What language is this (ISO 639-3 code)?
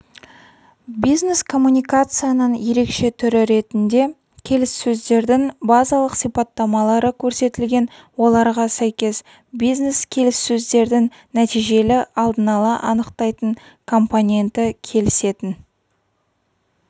kaz